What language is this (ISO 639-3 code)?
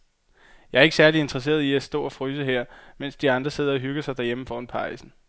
dan